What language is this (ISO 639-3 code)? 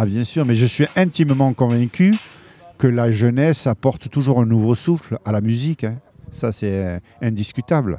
fra